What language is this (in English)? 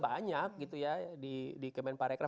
Indonesian